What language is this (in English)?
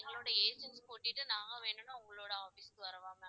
Tamil